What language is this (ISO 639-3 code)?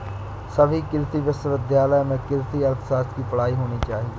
hin